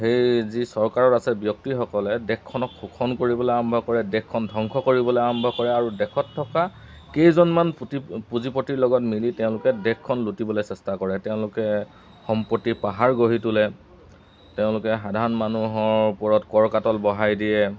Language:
Assamese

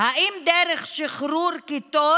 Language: Hebrew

